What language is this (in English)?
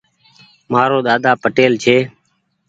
Goaria